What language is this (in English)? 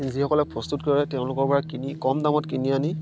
Assamese